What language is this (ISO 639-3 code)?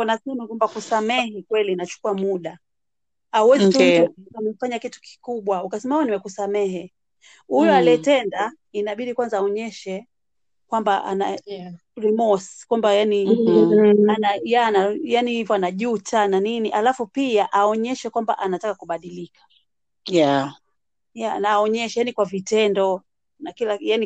swa